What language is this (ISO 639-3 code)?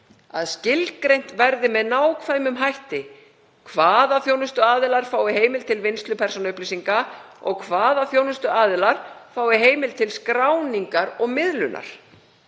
isl